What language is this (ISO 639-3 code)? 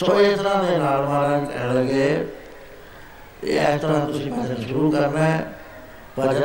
pan